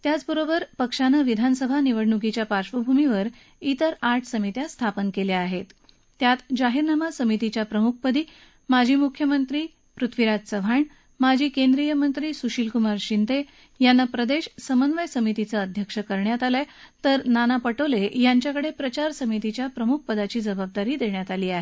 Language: Marathi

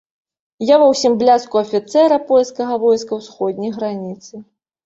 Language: Belarusian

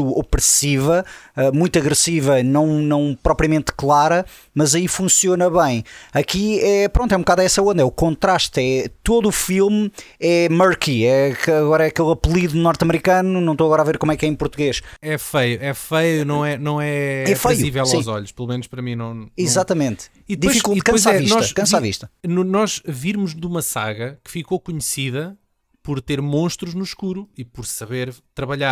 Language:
Portuguese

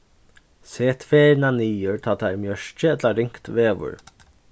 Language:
Faroese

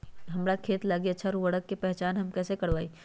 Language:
Magahi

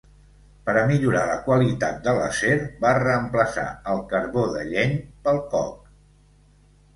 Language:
Catalan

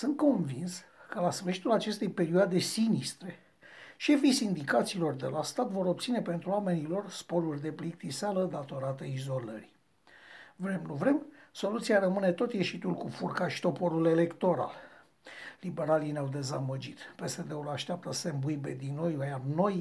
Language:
Romanian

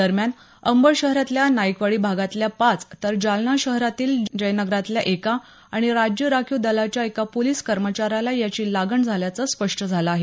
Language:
Marathi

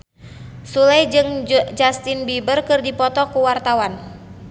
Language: Sundanese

